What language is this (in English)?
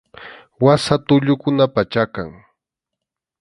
Arequipa-La Unión Quechua